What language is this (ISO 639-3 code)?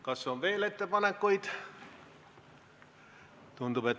est